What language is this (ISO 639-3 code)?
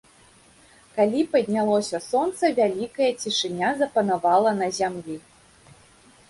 bel